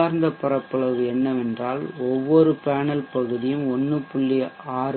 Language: Tamil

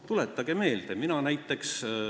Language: Estonian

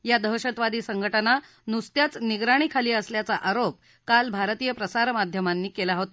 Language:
Marathi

